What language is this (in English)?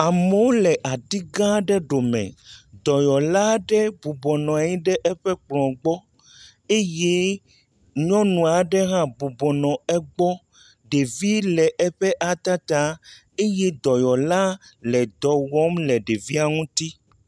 Ewe